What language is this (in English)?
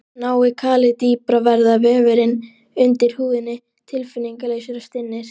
Icelandic